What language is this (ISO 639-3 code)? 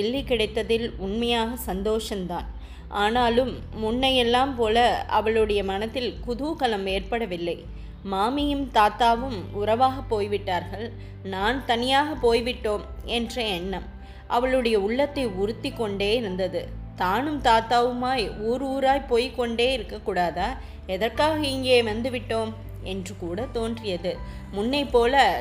tam